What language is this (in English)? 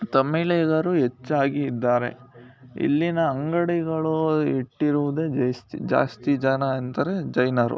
Kannada